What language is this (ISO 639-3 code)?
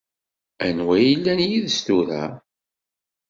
kab